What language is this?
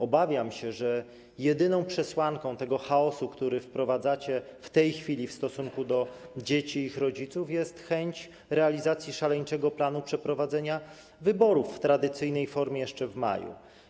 Polish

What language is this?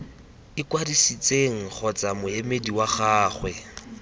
Tswana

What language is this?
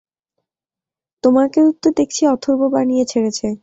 Bangla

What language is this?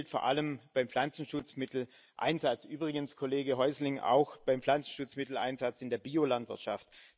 German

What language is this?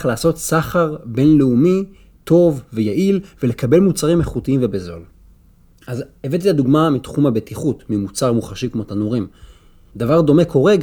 Hebrew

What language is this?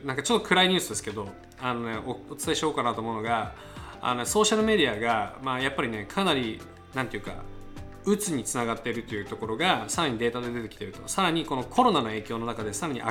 Japanese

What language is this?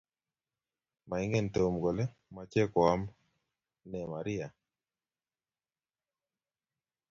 Kalenjin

